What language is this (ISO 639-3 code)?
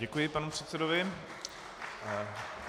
ces